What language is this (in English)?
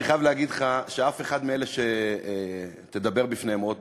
Hebrew